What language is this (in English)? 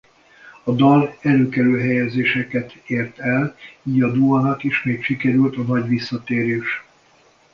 Hungarian